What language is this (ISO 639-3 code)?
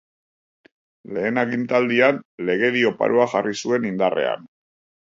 eus